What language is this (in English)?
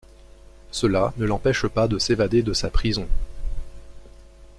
French